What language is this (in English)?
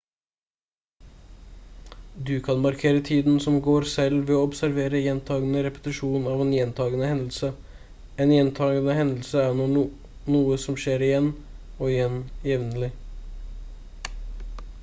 Norwegian Bokmål